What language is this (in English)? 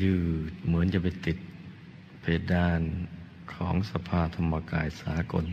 Thai